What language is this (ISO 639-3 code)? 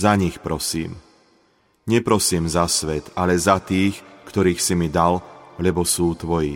slk